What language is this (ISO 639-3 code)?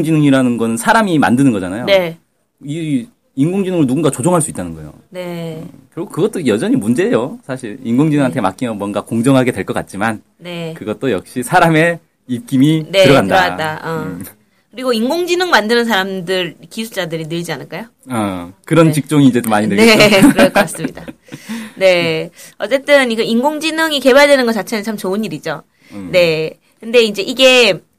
kor